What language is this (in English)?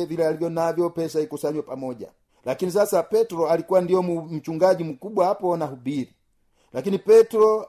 Swahili